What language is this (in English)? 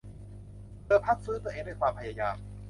Thai